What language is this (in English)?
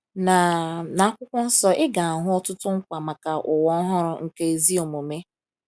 Igbo